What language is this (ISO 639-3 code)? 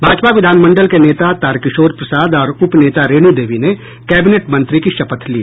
hin